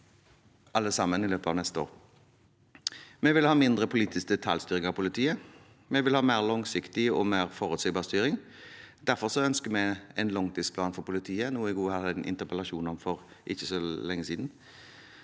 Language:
Norwegian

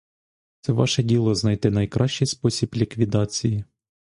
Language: Ukrainian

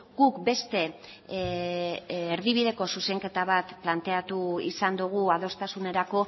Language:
Basque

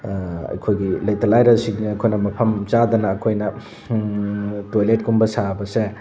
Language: Manipuri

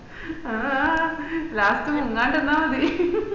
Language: Malayalam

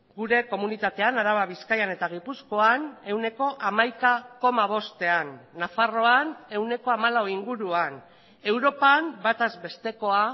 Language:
Basque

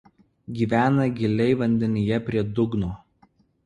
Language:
Lithuanian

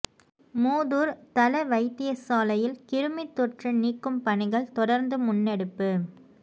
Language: Tamil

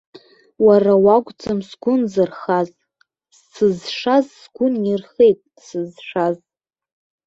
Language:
Abkhazian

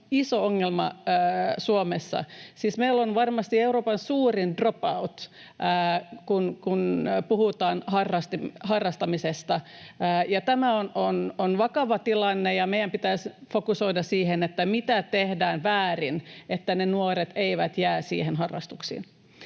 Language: Finnish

